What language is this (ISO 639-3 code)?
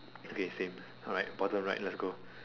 eng